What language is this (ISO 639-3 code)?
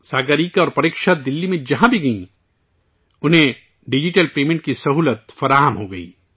urd